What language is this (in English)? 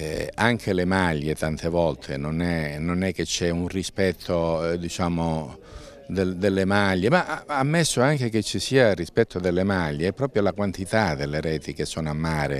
Italian